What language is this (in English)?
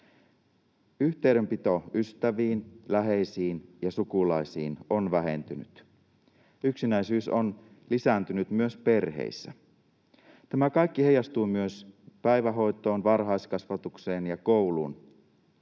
Finnish